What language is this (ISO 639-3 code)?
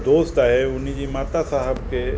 snd